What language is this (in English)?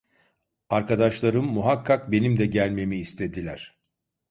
Turkish